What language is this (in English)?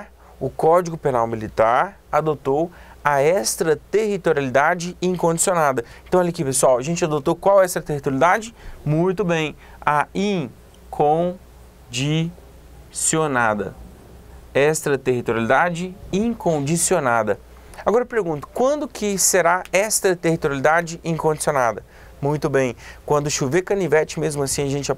Portuguese